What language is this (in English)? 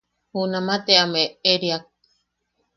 Yaqui